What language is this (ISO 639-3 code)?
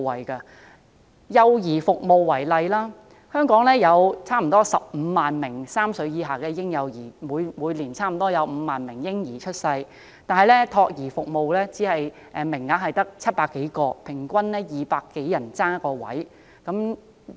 yue